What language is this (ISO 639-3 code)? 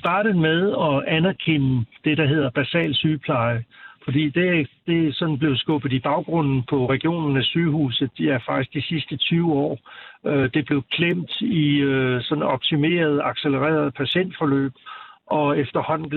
dan